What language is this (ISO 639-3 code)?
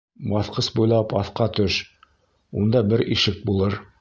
bak